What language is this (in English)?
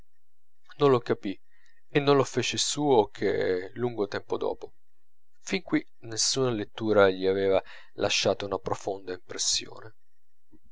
Italian